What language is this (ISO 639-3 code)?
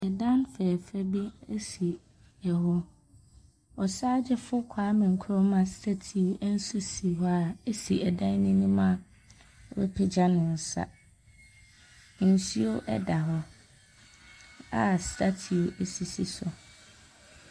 aka